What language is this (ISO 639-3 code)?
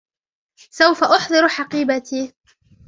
ara